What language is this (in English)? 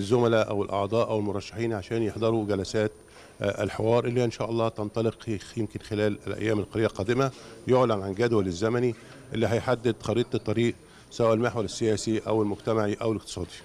Arabic